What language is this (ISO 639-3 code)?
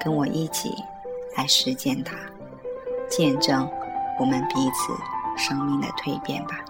zho